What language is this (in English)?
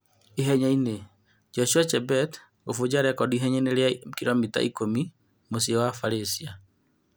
Kikuyu